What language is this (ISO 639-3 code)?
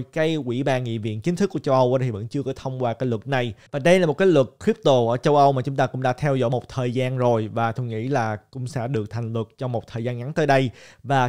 vie